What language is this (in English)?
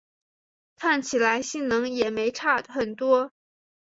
Chinese